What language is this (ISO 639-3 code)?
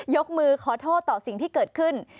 tha